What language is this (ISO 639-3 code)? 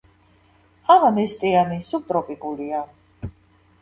kat